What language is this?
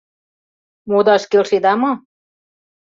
Mari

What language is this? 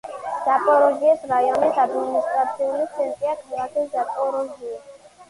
Georgian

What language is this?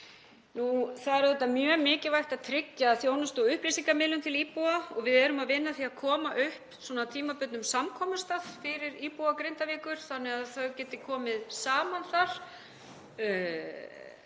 Icelandic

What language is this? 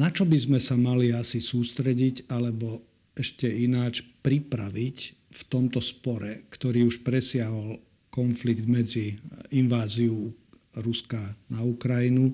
Slovak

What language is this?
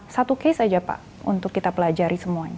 Indonesian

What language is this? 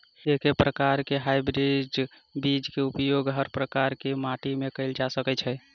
Maithili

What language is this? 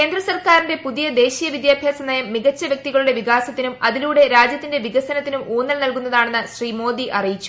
Malayalam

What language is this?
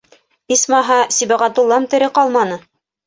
Bashkir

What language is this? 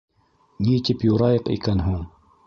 Bashkir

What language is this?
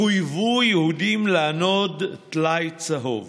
Hebrew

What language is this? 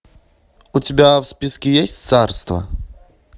Russian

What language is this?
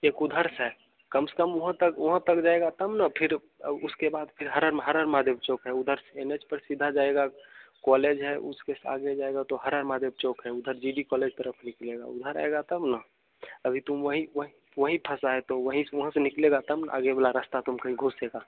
Hindi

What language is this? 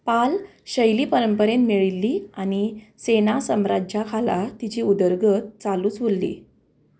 Konkani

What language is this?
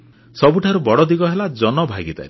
Odia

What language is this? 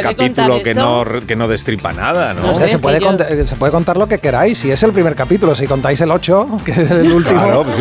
Spanish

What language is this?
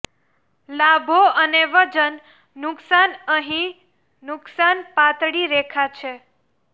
Gujarati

